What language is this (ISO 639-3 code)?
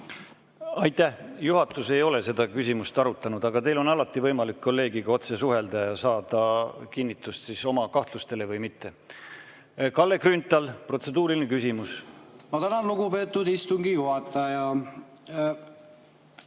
est